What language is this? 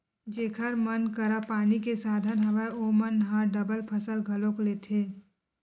Chhattisgarhi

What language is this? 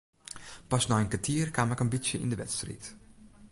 Western Frisian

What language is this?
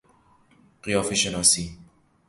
Persian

